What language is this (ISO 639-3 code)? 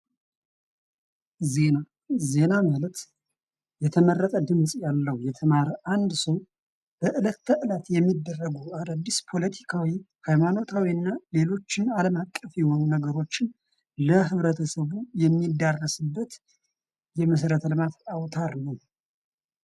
amh